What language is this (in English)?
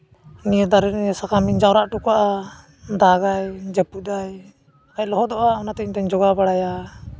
Santali